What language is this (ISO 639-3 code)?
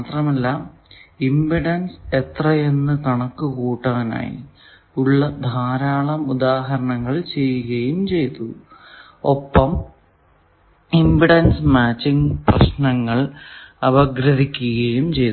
mal